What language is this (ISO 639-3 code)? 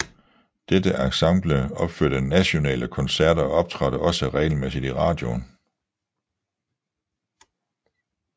dan